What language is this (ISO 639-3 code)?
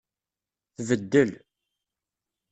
kab